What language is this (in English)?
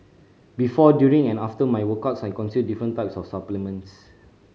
English